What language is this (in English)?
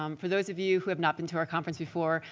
English